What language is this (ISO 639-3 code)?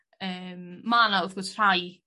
cym